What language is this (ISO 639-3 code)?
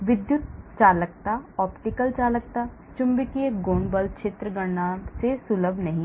hin